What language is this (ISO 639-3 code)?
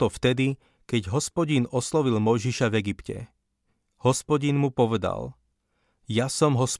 slk